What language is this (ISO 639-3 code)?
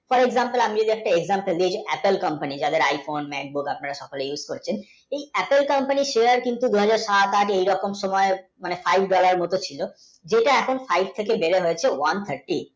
ben